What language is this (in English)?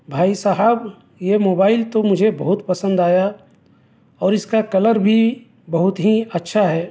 Urdu